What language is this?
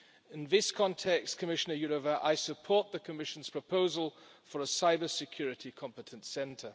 English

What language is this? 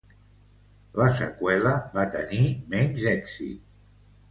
Catalan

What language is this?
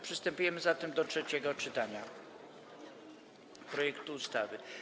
Polish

